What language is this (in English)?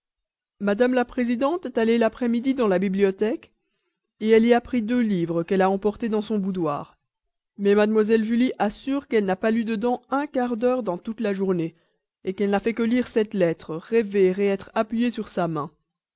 French